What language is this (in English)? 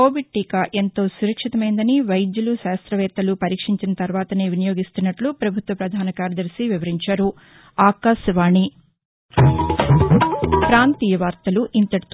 Telugu